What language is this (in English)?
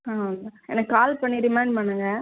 Tamil